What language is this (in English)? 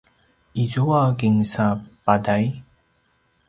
Paiwan